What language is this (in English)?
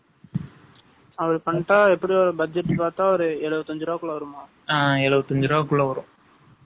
Tamil